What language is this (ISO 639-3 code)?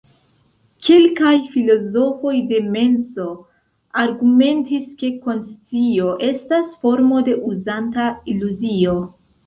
epo